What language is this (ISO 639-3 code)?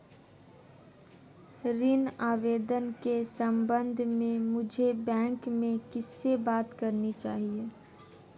hin